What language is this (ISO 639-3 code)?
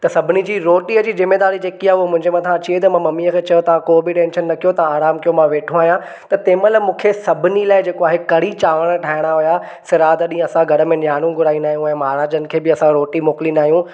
snd